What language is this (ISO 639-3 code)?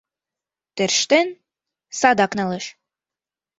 chm